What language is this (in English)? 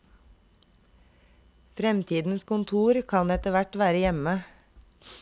Norwegian